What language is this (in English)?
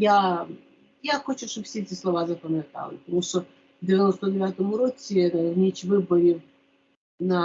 Ukrainian